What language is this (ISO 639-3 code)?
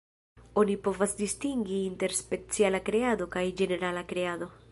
epo